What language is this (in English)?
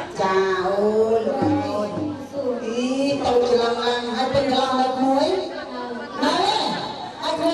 Thai